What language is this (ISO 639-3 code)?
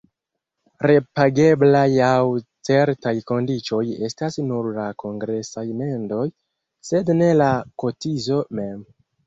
epo